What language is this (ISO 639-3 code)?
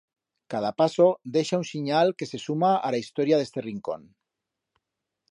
arg